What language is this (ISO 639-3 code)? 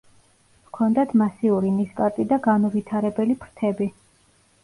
kat